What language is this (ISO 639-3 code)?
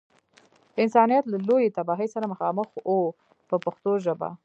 pus